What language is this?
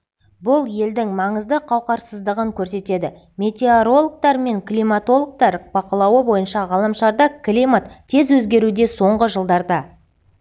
Kazakh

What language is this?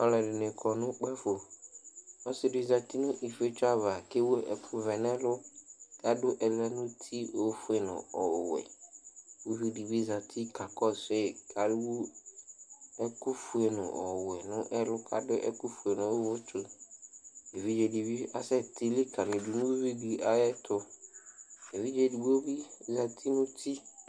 Ikposo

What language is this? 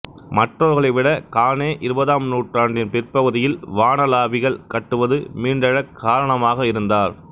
Tamil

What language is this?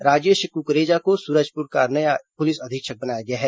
Hindi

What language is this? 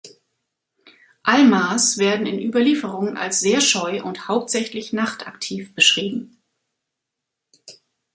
German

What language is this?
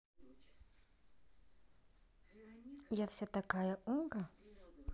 Russian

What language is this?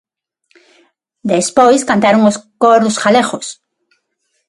Galician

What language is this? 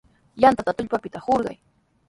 Sihuas Ancash Quechua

